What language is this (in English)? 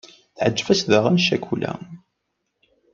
Kabyle